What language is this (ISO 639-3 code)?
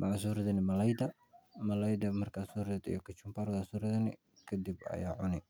som